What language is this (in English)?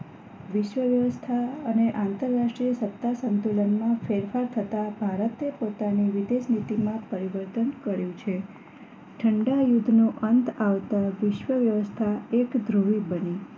Gujarati